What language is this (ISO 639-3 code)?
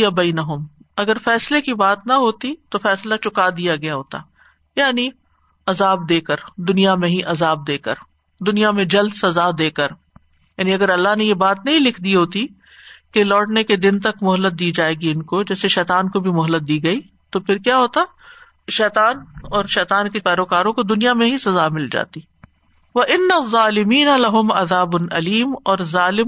urd